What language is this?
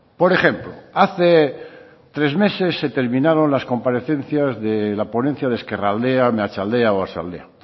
Spanish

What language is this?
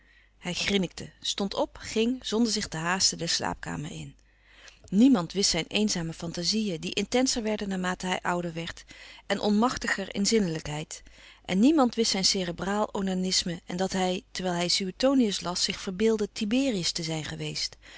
Dutch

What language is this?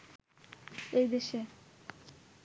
Bangla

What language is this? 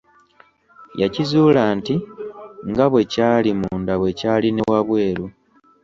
Ganda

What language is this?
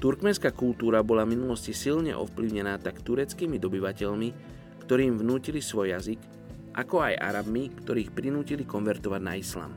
Slovak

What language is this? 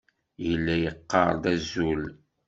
Kabyle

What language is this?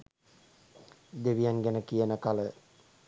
Sinhala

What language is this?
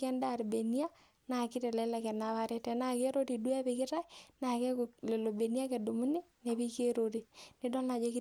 Masai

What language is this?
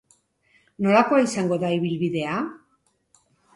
Basque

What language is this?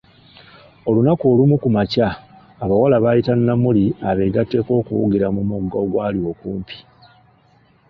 Ganda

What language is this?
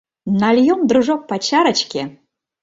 Mari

